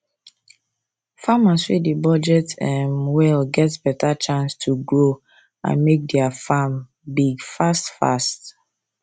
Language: Nigerian Pidgin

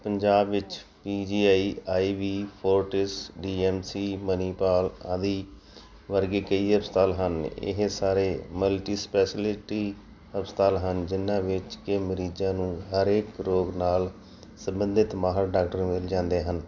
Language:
Punjabi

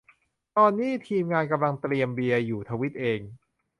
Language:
Thai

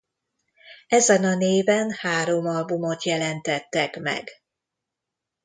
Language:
Hungarian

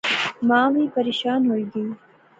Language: Pahari-Potwari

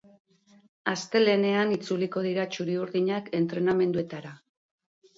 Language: Basque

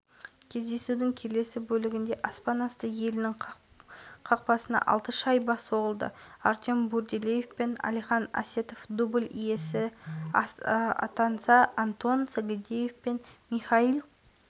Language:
Kazakh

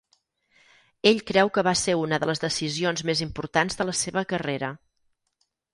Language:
Catalan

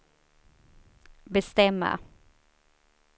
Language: Swedish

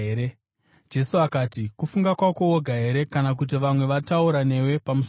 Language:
Shona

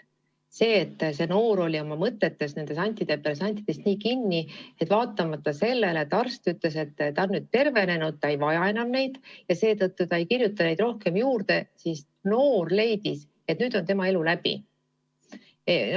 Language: Estonian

